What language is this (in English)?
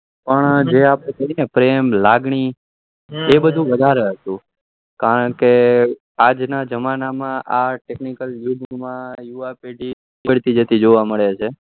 Gujarati